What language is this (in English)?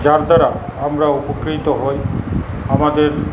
Bangla